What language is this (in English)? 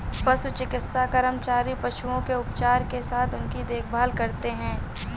Hindi